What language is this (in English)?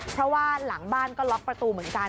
Thai